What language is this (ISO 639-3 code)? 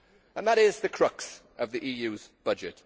eng